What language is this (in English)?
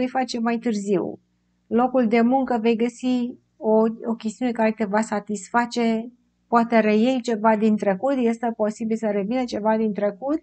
Romanian